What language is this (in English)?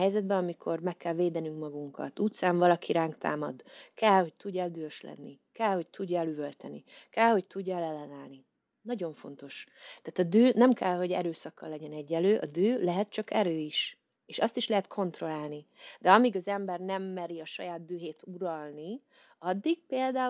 Hungarian